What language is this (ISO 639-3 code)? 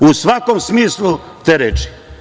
srp